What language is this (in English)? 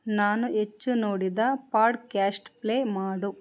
Kannada